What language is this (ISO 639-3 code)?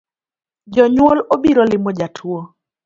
luo